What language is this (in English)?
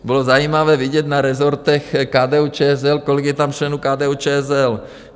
Czech